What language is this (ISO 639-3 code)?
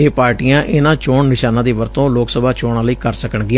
pan